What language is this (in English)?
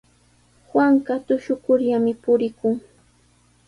Sihuas Ancash Quechua